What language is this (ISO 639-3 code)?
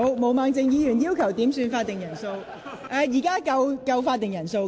yue